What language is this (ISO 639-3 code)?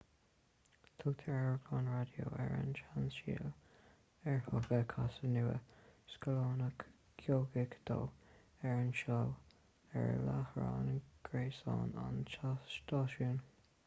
gle